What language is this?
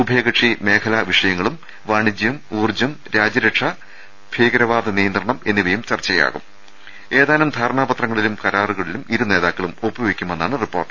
Malayalam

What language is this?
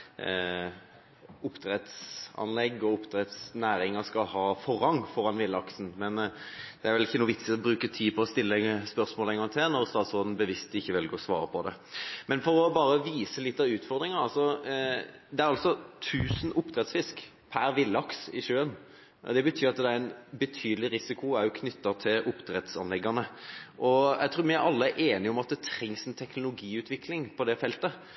Norwegian Bokmål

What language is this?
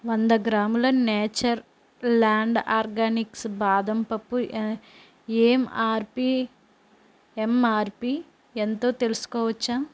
Telugu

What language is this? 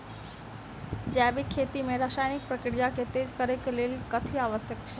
Maithili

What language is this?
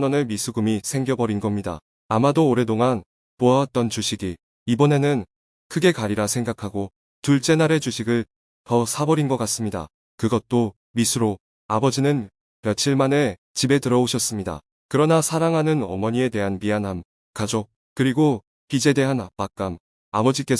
Korean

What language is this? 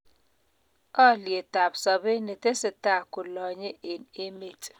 Kalenjin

